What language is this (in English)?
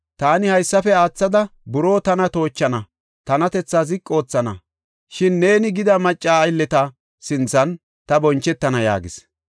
Gofa